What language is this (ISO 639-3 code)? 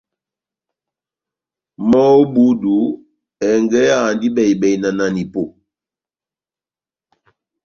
bnm